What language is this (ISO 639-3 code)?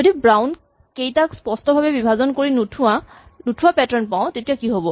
asm